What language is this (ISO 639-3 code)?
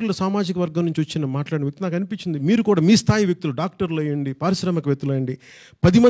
tel